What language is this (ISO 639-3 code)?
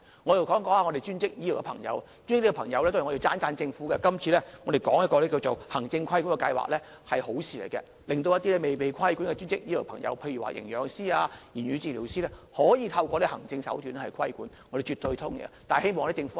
yue